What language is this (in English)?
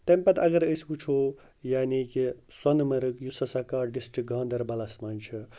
Kashmiri